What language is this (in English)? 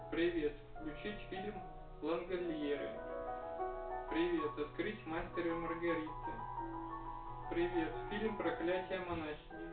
Russian